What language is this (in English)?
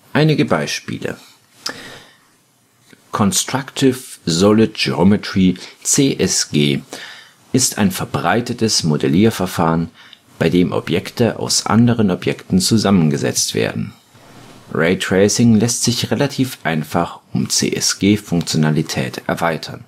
German